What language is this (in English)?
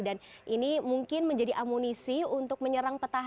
Indonesian